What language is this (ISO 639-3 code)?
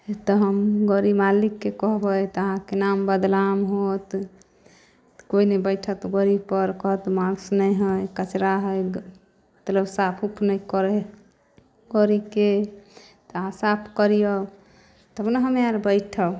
mai